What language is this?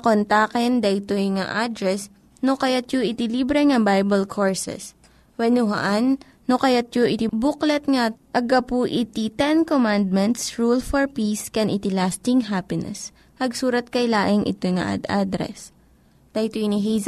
Filipino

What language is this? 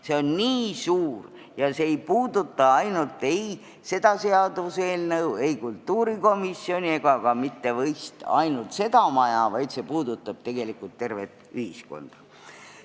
Estonian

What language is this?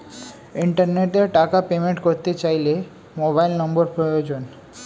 Bangla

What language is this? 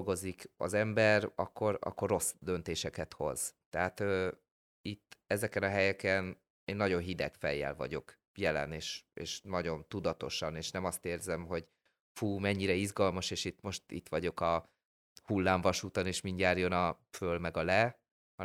Hungarian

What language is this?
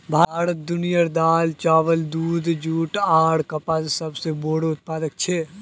Magahi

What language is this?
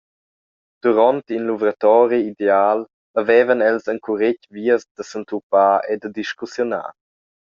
Romansh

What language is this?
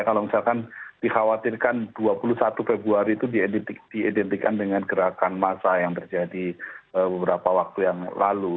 Indonesian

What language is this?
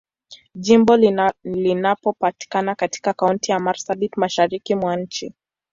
Swahili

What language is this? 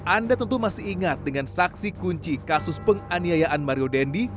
Indonesian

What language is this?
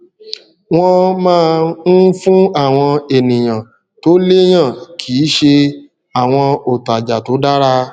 Yoruba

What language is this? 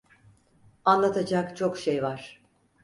Turkish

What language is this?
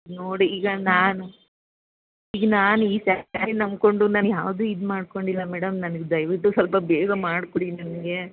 Kannada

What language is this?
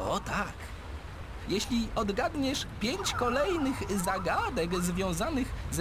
Polish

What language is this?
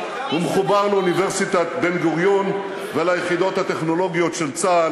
Hebrew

